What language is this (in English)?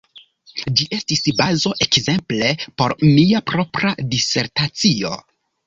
Esperanto